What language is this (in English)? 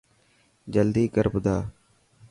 Dhatki